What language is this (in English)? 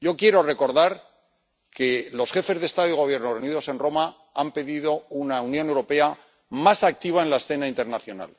Spanish